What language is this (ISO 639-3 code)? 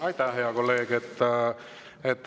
est